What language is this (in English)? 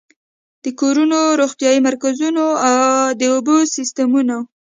Pashto